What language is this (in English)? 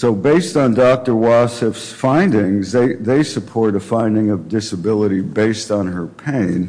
English